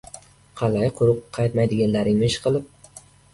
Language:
Uzbek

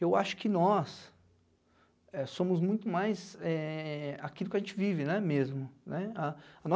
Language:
Portuguese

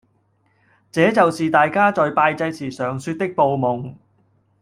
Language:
Cantonese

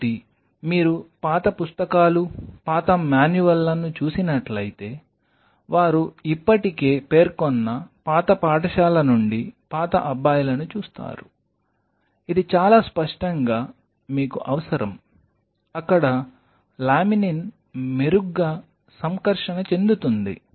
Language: Telugu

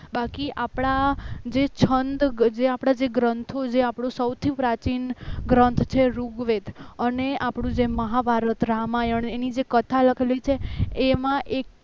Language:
Gujarati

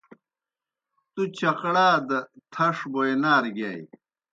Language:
Kohistani Shina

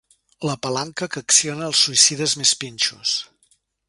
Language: Catalan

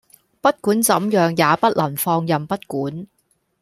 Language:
Cantonese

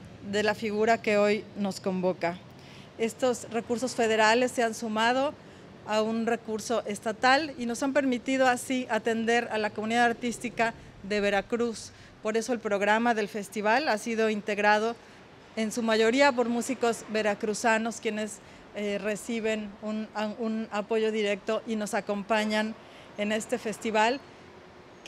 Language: Spanish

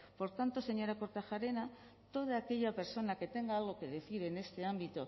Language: Spanish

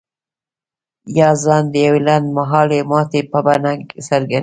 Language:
Pashto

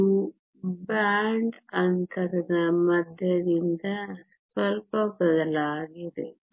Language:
Kannada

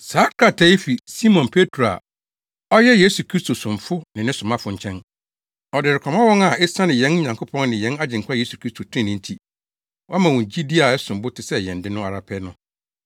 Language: Akan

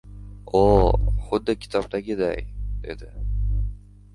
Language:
Uzbek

